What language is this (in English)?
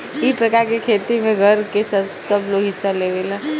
Bhojpuri